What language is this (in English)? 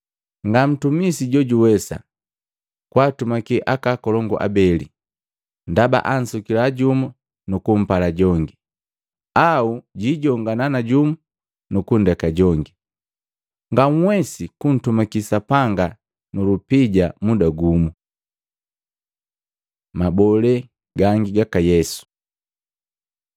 Matengo